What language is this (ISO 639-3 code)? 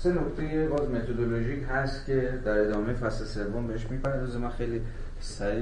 fas